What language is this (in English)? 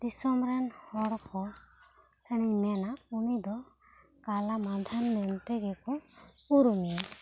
Santali